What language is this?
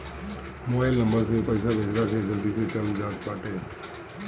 Bhojpuri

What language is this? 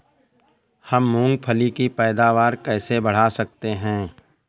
Hindi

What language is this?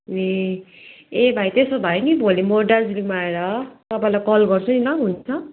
Nepali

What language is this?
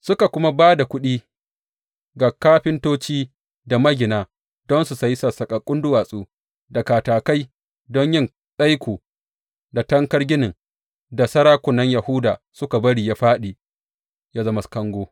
Hausa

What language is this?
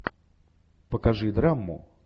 Russian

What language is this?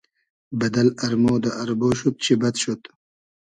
Hazaragi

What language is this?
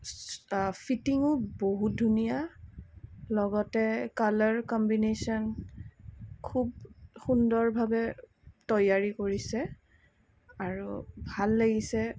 Assamese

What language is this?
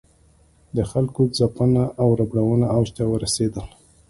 Pashto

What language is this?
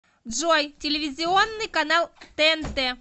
Russian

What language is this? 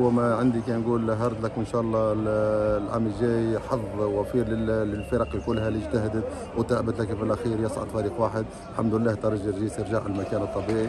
Arabic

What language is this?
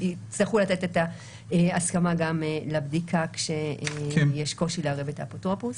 Hebrew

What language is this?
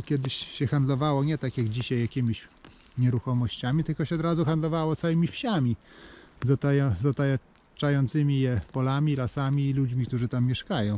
Polish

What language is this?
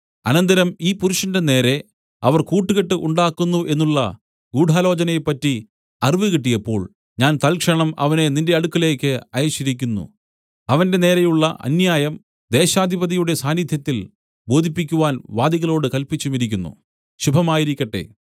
Malayalam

